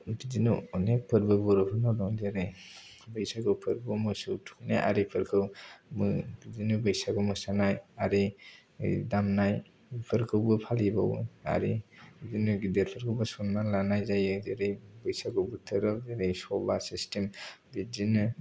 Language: Bodo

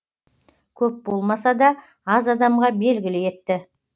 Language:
Kazakh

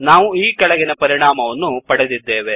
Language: Kannada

